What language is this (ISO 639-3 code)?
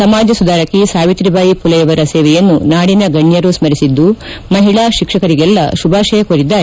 kan